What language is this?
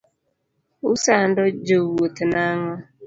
Luo (Kenya and Tanzania)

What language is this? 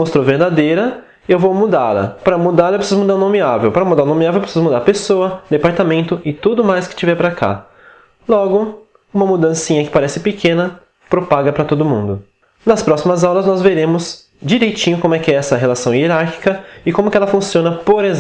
Portuguese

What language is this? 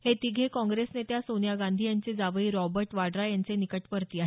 Marathi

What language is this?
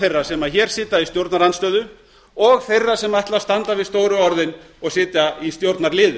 Icelandic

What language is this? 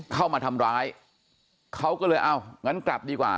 Thai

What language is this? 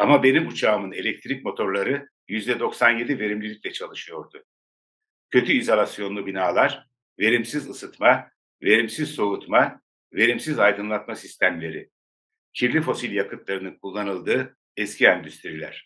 Turkish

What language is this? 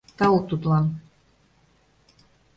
Mari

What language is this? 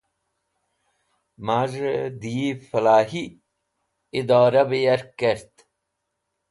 Wakhi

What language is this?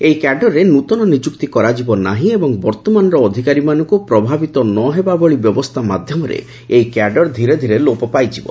Odia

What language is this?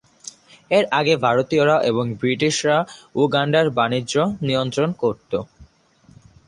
Bangla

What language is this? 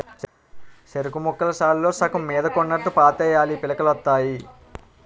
Telugu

